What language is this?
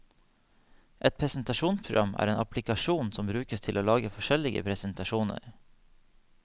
Norwegian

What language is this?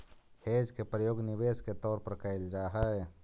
Magahi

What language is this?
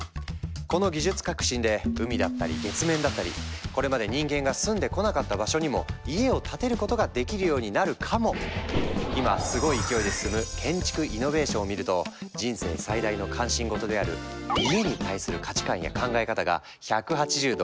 Japanese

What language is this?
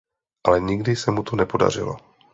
Czech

